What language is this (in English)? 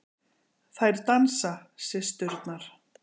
Icelandic